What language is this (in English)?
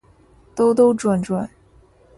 Chinese